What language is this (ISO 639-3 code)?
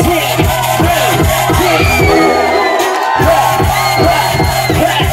tha